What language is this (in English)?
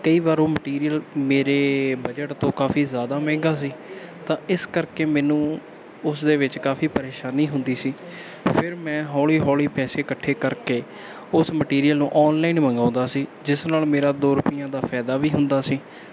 Punjabi